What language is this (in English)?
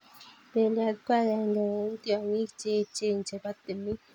Kalenjin